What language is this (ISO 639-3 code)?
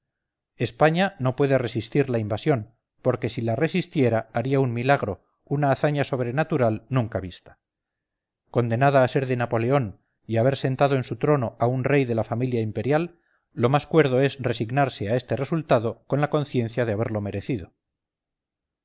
spa